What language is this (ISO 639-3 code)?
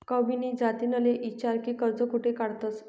mar